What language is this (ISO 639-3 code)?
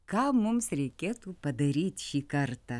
lit